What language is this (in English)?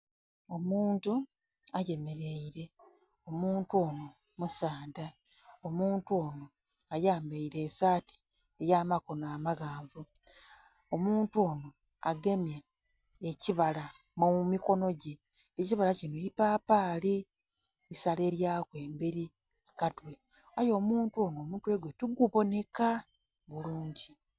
Soga